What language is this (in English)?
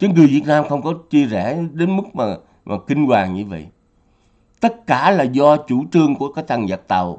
Vietnamese